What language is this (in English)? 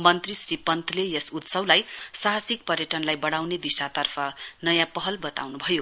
Nepali